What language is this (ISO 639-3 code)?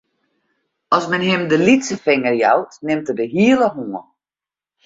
fry